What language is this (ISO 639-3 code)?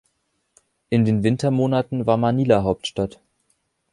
deu